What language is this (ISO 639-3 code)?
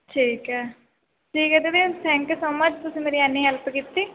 pan